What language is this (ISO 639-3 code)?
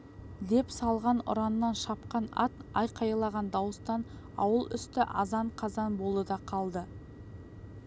kaz